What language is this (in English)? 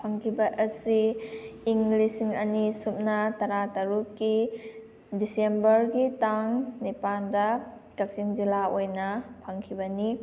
Manipuri